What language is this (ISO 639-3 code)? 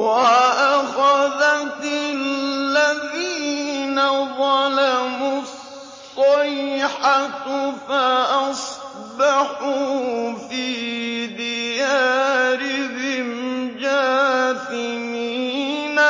ara